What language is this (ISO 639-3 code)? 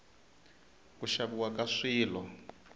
tso